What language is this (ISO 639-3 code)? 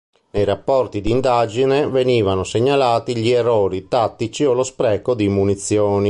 ita